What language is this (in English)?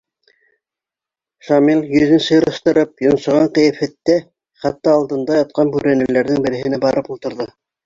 Bashkir